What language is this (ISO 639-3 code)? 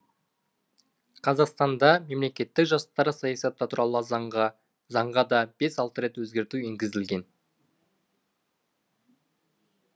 kaz